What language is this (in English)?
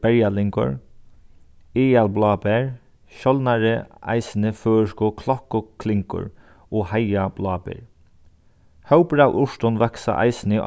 Faroese